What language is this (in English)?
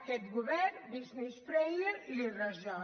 Catalan